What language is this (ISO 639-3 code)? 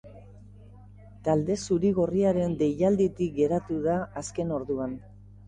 eus